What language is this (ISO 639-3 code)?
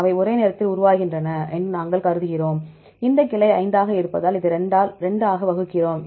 tam